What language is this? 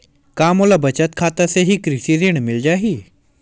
Chhattisgarhi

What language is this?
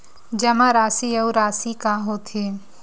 Chhattisgarhi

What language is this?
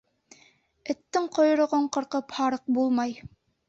Bashkir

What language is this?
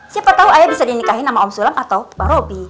Indonesian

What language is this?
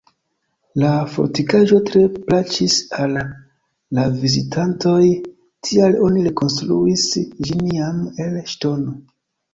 Esperanto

